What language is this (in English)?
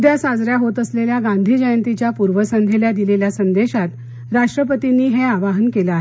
Marathi